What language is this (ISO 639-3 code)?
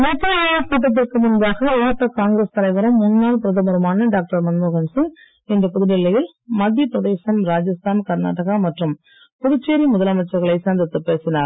tam